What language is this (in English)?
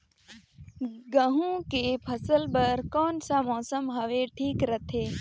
Chhattisgarhi